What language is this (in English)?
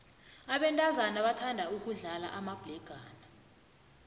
South Ndebele